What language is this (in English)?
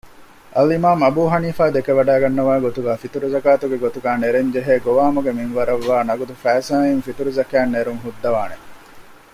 Divehi